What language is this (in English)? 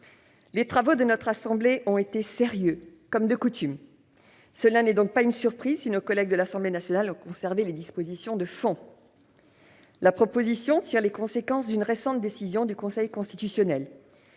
French